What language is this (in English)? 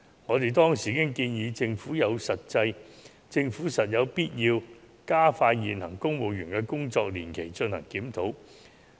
Cantonese